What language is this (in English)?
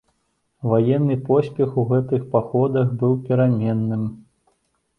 Belarusian